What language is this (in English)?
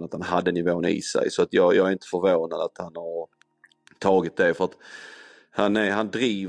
Swedish